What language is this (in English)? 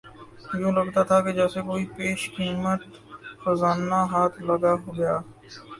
Urdu